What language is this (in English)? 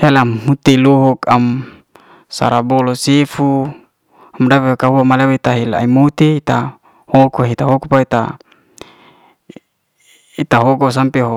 Liana-Seti